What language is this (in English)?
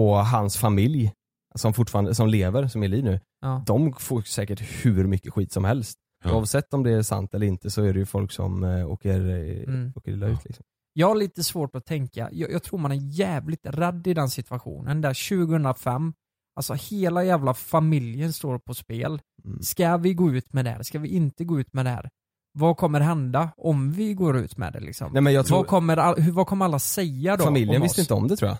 Swedish